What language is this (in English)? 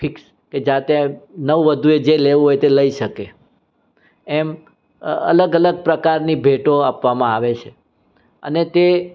Gujarati